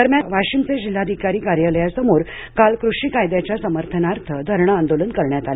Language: Marathi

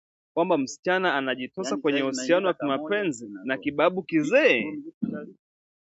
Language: Swahili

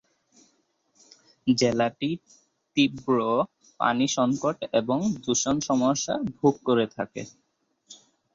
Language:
Bangla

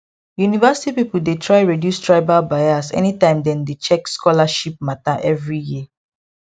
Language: Nigerian Pidgin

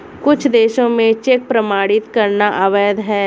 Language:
Hindi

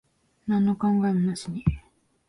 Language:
Japanese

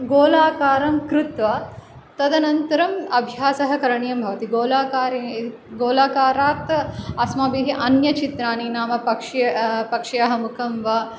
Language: Sanskrit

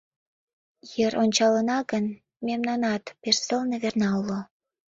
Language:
Mari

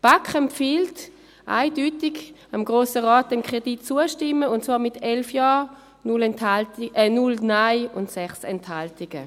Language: Swiss German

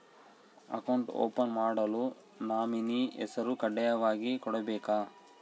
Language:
Kannada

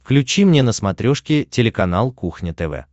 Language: Russian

